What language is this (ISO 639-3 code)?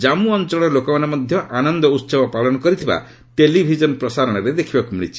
ori